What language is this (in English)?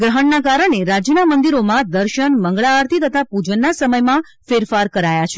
Gujarati